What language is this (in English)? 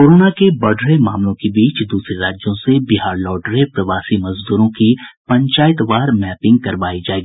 Hindi